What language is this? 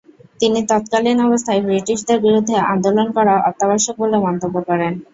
Bangla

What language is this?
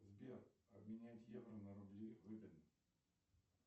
Russian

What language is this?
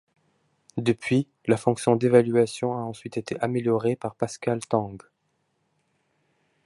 French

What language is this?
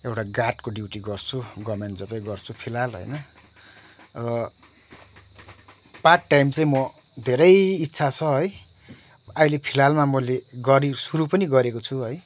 Nepali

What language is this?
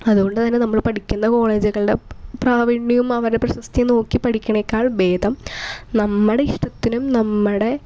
Malayalam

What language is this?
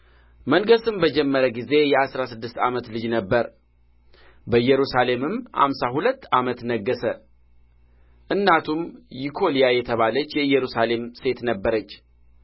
Amharic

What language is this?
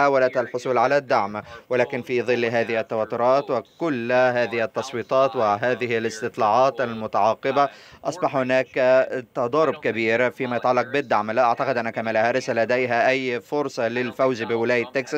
Arabic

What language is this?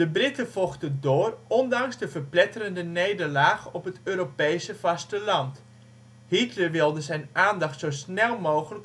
Dutch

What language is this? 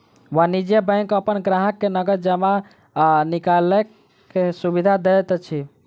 Maithili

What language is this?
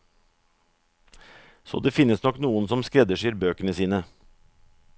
Norwegian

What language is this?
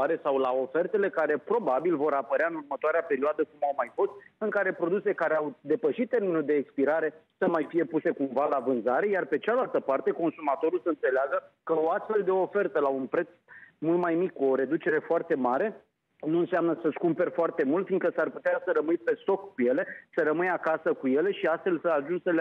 Romanian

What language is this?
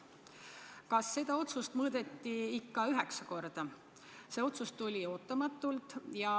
Estonian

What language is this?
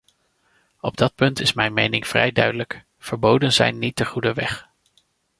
Dutch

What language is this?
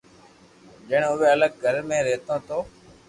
Loarki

